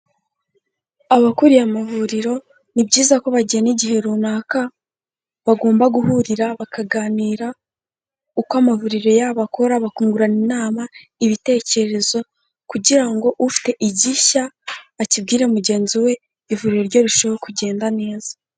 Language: Kinyarwanda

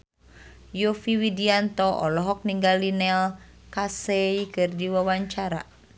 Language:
Sundanese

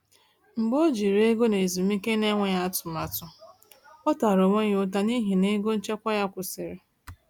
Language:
Igbo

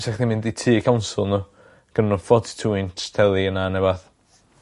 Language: Welsh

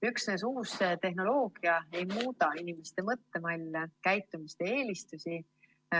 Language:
Estonian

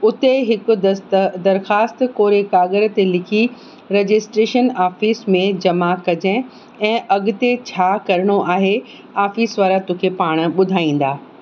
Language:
Sindhi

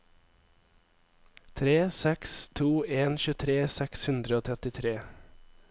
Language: Norwegian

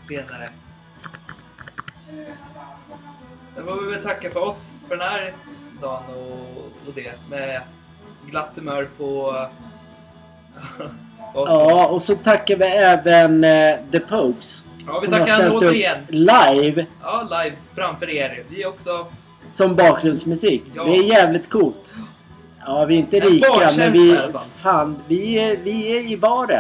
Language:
Swedish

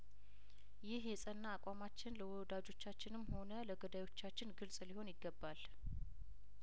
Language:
Amharic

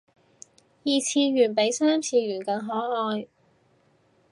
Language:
Cantonese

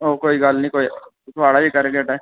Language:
Dogri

